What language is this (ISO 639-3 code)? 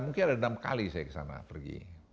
ind